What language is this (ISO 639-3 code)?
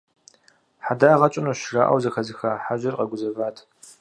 kbd